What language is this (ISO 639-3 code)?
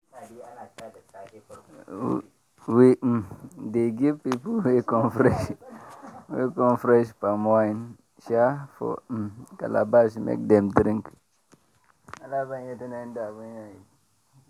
pcm